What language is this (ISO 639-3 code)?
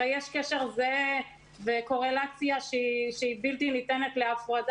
heb